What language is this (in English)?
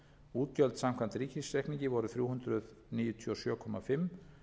Icelandic